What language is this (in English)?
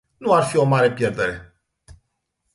Romanian